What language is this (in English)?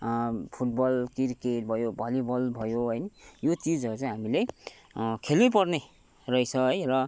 Nepali